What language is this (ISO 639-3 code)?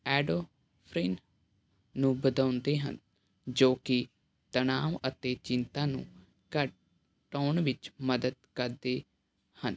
pan